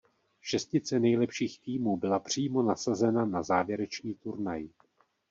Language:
Czech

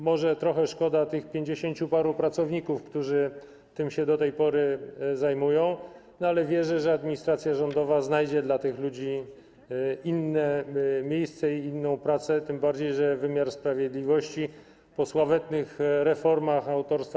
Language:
Polish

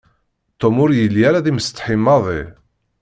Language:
Kabyle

